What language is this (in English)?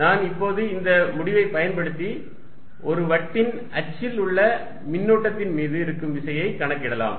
Tamil